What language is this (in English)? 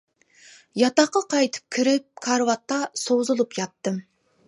Uyghur